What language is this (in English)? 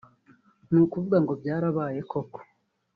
Kinyarwanda